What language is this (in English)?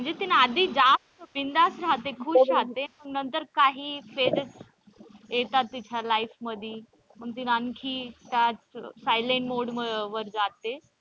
Marathi